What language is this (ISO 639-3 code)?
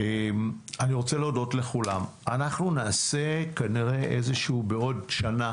heb